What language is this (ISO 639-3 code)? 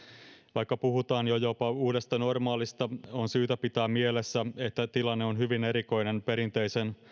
fin